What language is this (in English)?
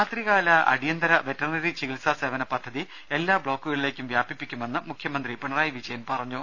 Malayalam